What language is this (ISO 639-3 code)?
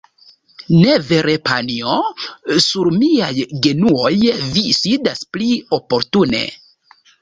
epo